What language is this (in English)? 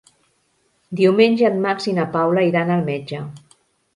Catalan